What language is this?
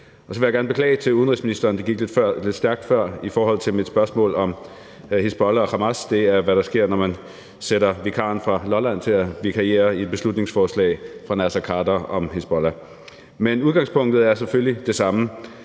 Danish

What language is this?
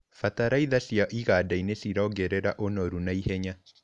Kikuyu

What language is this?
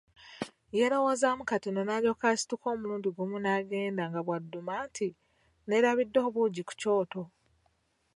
Ganda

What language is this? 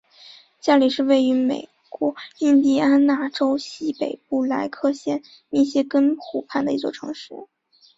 Chinese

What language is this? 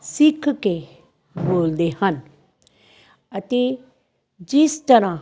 Punjabi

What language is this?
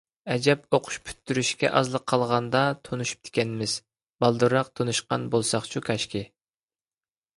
Uyghur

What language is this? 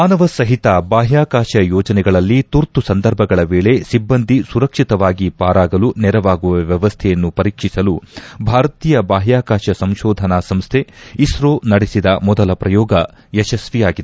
Kannada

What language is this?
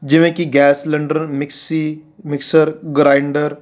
Punjabi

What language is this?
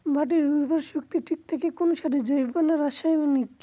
Bangla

